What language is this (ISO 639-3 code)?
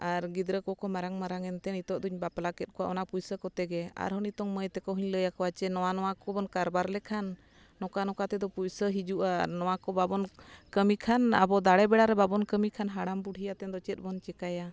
sat